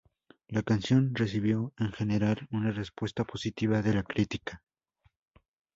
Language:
Spanish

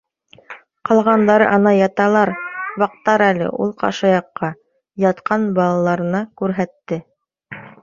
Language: Bashkir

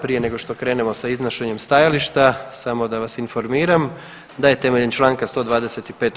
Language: Croatian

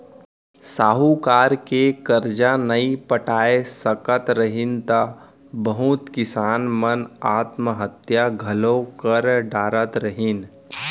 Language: Chhattisgarhi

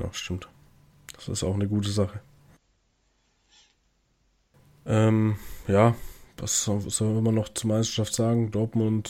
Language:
German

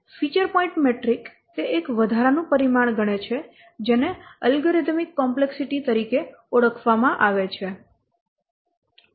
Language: Gujarati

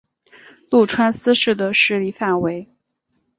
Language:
Chinese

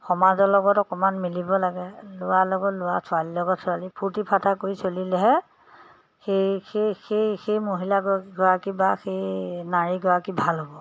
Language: Assamese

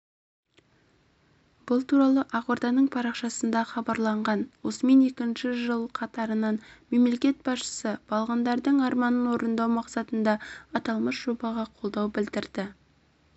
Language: Kazakh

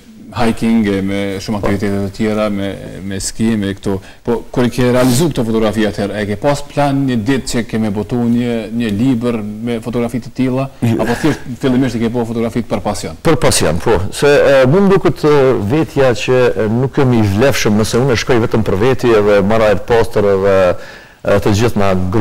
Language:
Romanian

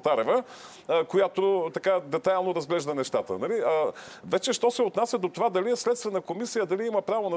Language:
Bulgarian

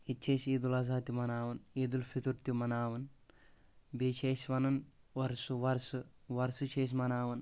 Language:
Kashmiri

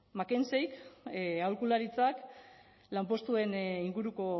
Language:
Basque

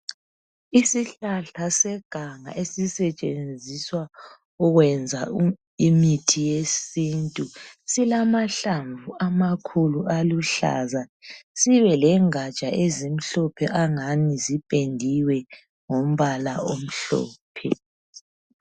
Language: North Ndebele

